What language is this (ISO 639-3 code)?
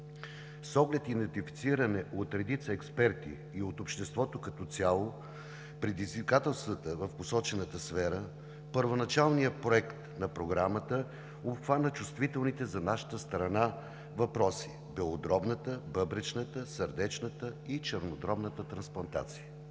bul